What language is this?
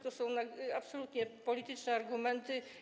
Polish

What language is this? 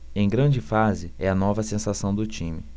Portuguese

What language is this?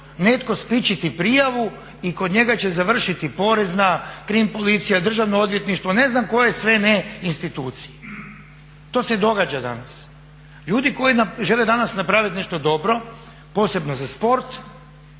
Croatian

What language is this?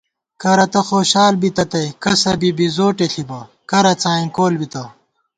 Gawar-Bati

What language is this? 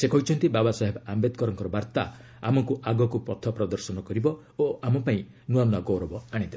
Odia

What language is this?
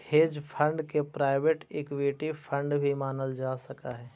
Magahi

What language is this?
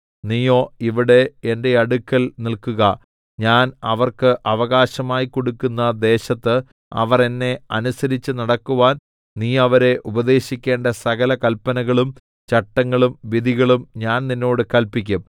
Malayalam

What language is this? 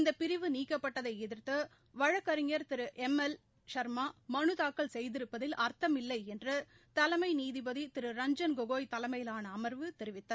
Tamil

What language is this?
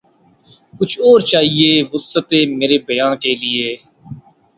Urdu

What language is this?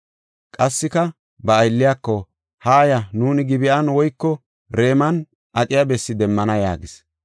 Gofa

